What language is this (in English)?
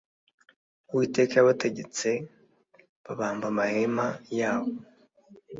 Kinyarwanda